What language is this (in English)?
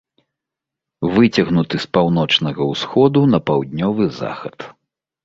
Belarusian